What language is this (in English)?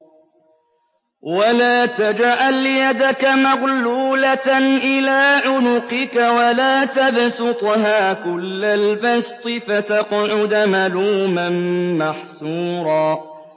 Arabic